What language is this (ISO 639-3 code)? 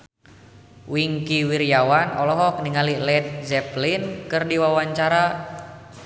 sun